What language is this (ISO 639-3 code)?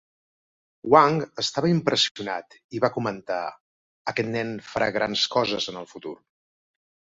cat